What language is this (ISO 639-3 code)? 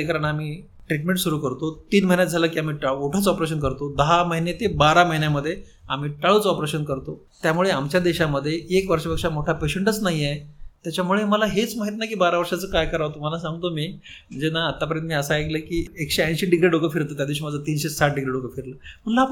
mar